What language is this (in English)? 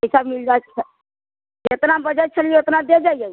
Maithili